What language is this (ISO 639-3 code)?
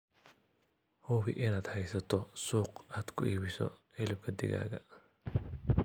som